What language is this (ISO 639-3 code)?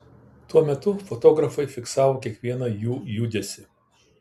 lit